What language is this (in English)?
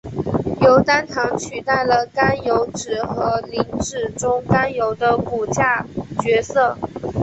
Chinese